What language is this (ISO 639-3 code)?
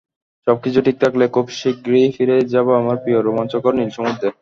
ben